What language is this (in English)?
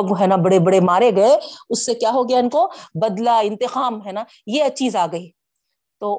Urdu